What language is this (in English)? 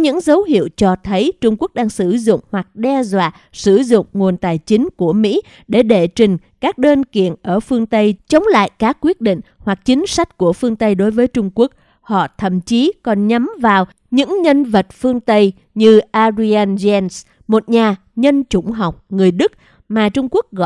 Vietnamese